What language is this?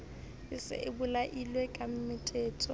Southern Sotho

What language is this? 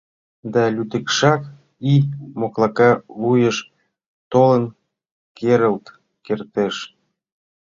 Mari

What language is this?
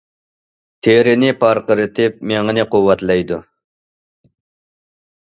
Uyghur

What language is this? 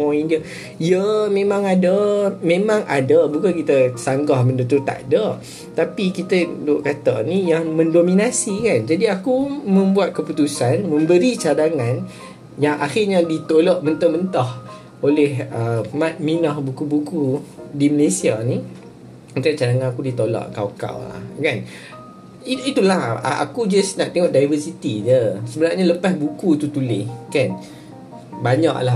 Malay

